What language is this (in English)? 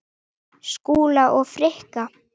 Icelandic